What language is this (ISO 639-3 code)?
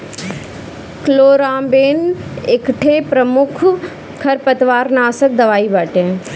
bho